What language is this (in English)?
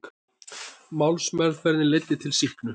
Icelandic